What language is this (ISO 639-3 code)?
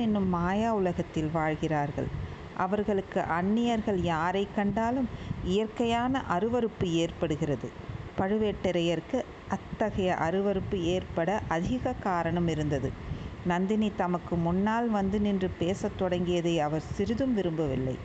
tam